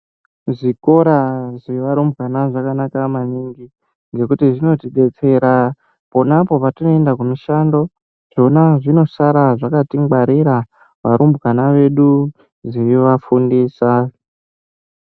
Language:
Ndau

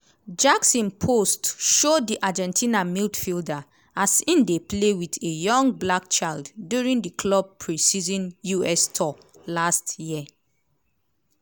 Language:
Nigerian Pidgin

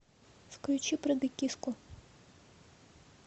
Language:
Russian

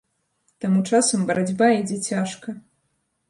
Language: Belarusian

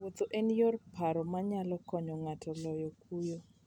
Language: Luo (Kenya and Tanzania)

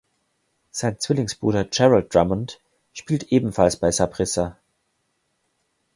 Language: German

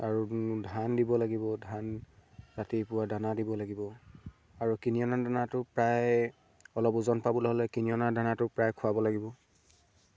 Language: Assamese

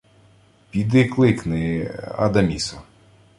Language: Ukrainian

